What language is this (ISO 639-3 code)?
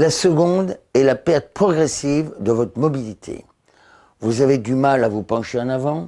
fra